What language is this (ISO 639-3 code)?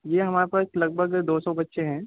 urd